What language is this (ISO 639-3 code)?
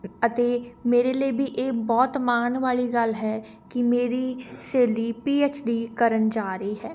pan